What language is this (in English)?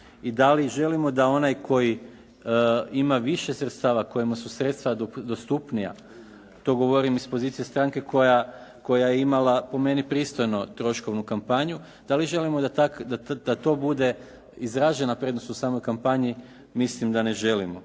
Croatian